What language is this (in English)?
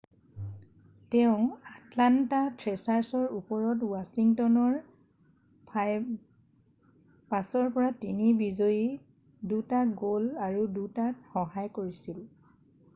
Assamese